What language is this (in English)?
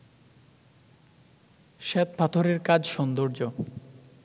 Bangla